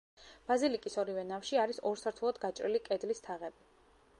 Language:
Georgian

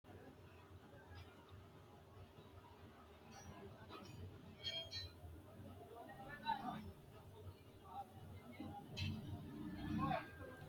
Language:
Sidamo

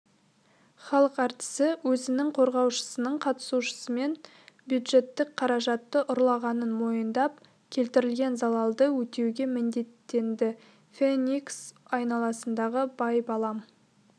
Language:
Kazakh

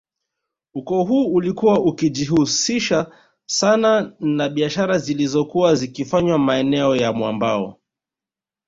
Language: Swahili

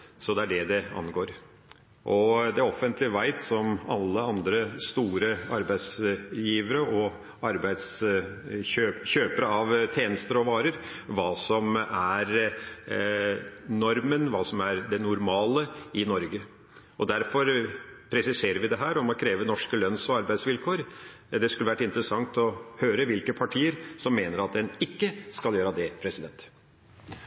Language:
Norwegian Bokmål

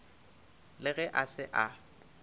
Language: Northern Sotho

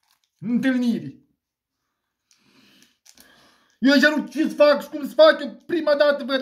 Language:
Romanian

